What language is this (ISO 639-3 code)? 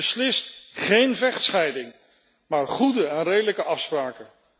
nld